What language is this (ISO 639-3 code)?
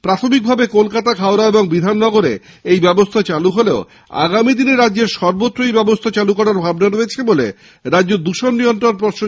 ben